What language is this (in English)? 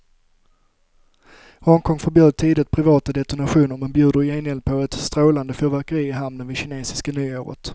Swedish